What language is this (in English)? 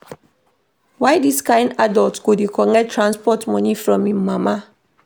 Nigerian Pidgin